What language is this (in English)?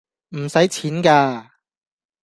Cantonese